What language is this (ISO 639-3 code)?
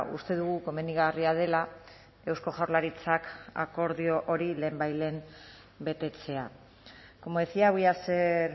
eus